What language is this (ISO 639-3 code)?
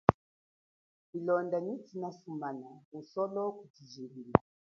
cjk